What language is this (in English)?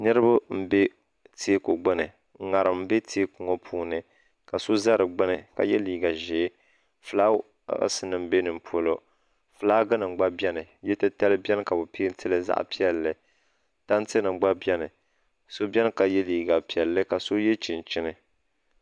Dagbani